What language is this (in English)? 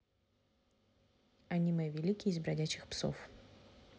Russian